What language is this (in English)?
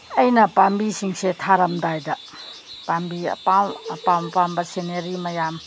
Manipuri